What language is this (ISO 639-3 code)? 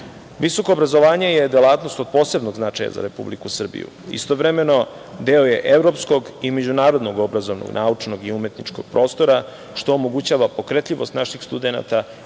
srp